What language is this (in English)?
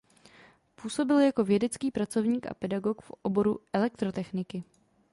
Czech